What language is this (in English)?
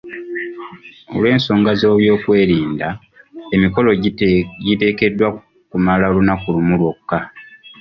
Ganda